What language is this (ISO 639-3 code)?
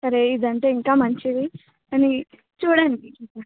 tel